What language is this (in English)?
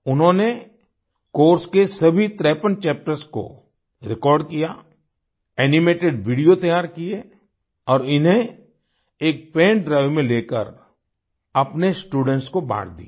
Hindi